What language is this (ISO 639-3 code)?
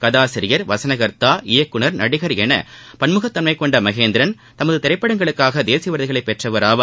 tam